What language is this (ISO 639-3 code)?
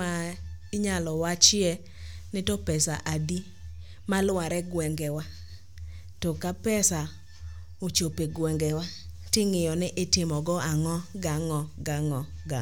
luo